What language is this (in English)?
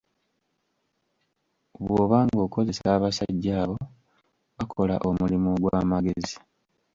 Ganda